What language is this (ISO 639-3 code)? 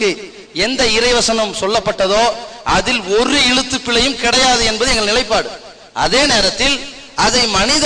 ara